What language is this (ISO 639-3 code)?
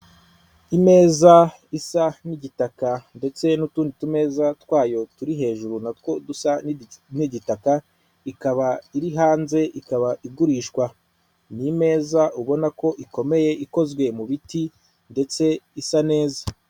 kin